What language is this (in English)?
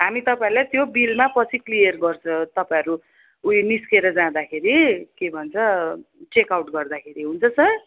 Nepali